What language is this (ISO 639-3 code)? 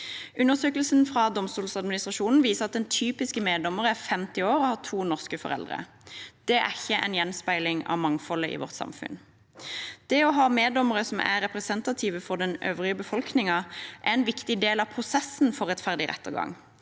nor